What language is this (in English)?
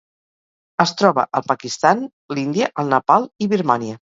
Catalan